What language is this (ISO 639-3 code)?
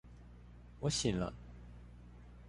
zho